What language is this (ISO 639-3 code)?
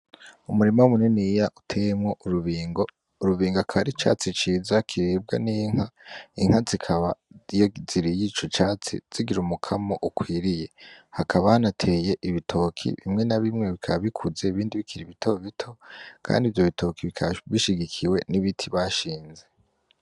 run